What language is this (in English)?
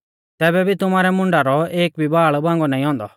Mahasu Pahari